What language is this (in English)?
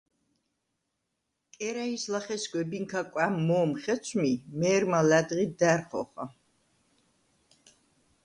Svan